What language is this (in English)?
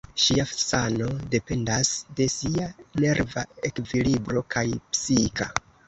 Esperanto